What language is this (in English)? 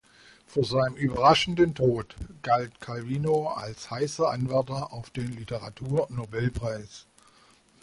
German